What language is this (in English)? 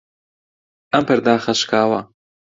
Central Kurdish